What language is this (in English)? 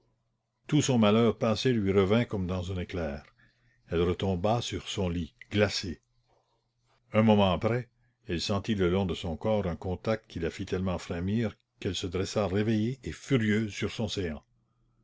French